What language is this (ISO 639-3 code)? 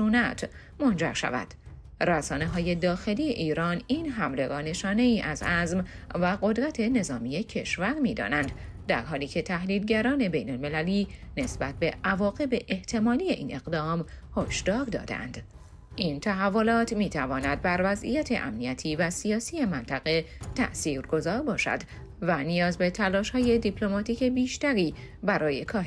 fas